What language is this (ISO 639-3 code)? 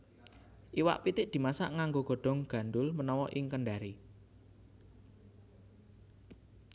jav